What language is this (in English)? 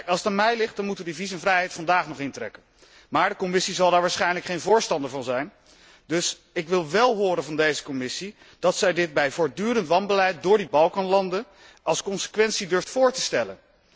Dutch